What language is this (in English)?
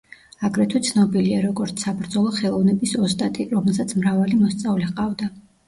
Georgian